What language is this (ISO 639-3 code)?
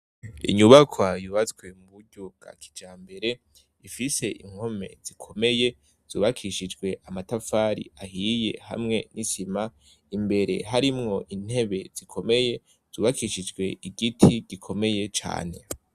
run